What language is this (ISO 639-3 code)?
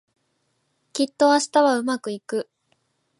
jpn